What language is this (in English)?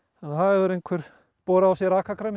Icelandic